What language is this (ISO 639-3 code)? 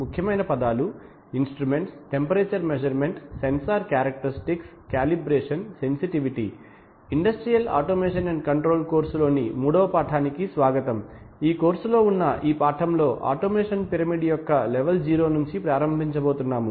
tel